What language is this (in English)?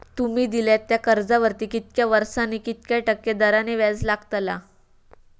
Marathi